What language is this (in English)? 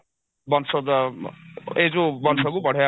Odia